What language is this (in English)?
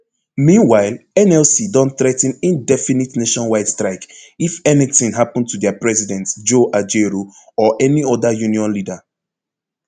Nigerian Pidgin